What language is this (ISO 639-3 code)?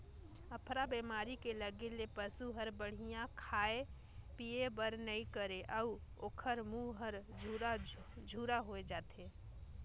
hne